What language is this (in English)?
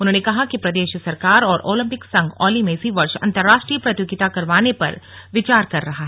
Hindi